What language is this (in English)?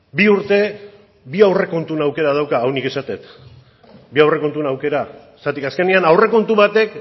Basque